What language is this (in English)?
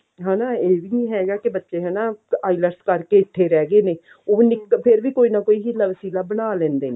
Punjabi